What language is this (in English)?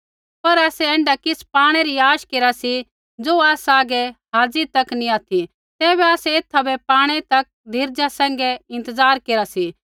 Kullu Pahari